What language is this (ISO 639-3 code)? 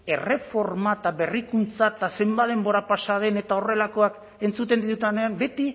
eus